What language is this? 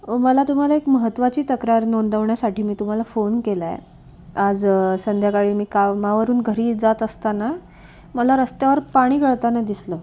Marathi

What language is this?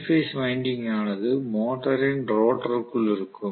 Tamil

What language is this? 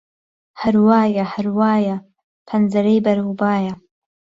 Central Kurdish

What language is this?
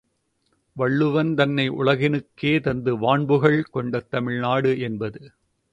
Tamil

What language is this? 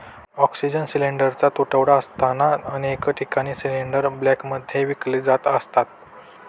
Marathi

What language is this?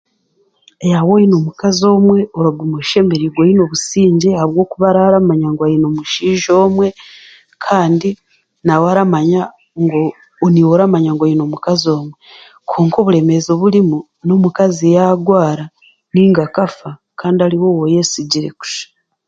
Chiga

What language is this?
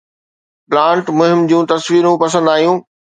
Sindhi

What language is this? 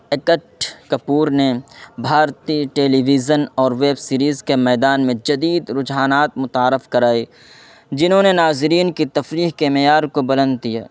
Urdu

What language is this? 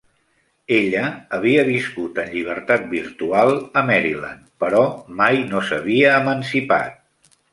Catalan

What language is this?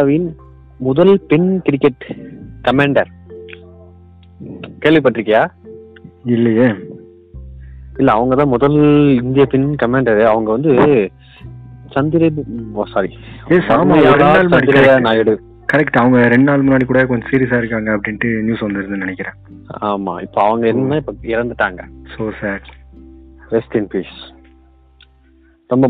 Tamil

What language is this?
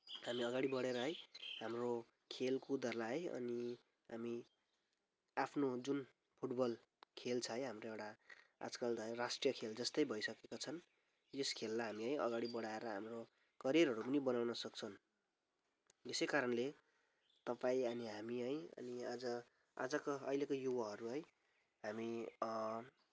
Nepali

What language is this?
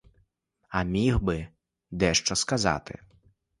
Ukrainian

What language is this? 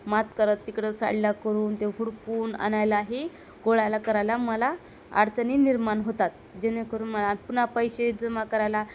Marathi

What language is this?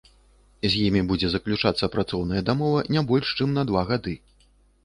Belarusian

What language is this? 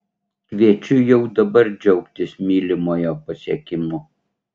Lithuanian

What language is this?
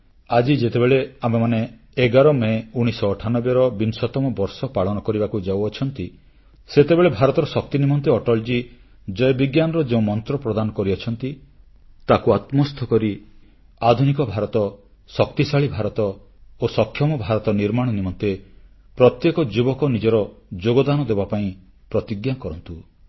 Odia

